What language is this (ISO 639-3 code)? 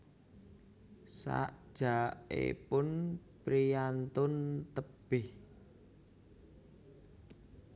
jav